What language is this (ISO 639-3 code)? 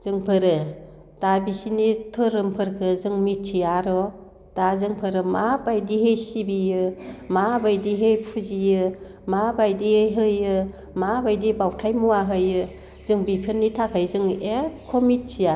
brx